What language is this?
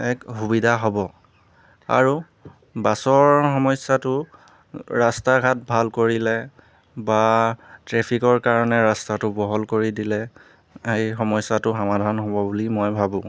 Assamese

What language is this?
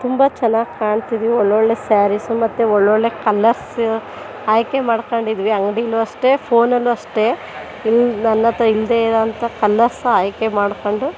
Kannada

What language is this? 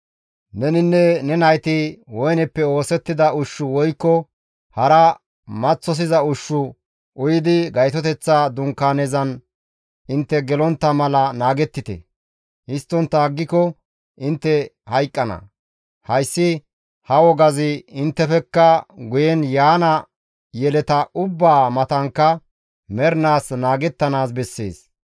Gamo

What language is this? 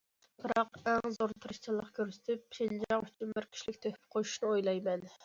Uyghur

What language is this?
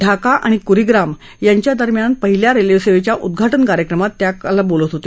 Marathi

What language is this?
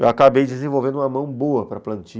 Portuguese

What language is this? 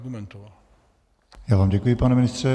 Czech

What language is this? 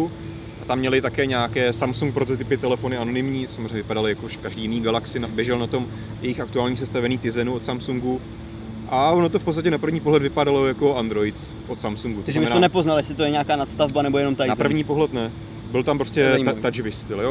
Czech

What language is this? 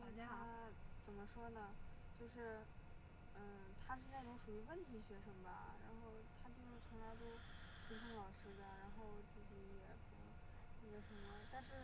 Chinese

